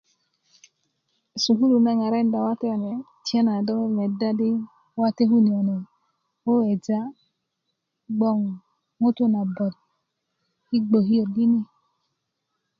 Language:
Kuku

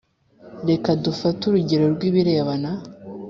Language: Kinyarwanda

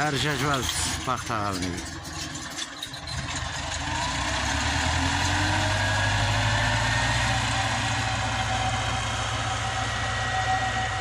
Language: Turkish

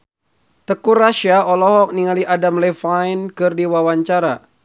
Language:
Sundanese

